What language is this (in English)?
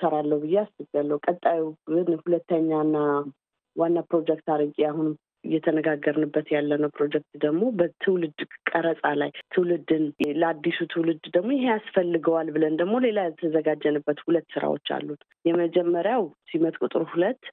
Amharic